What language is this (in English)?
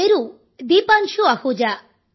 Telugu